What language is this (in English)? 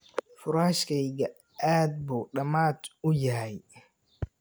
Somali